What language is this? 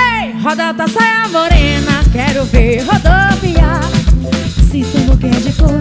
Portuguese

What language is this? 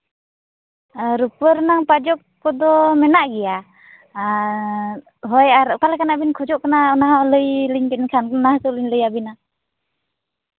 Santali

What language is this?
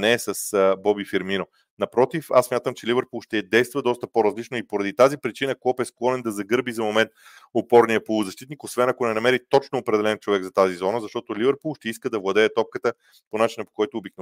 Bulgarian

